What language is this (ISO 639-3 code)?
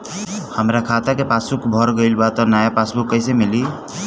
bho